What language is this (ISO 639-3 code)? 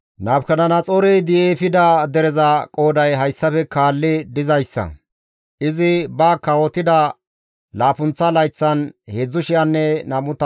gmv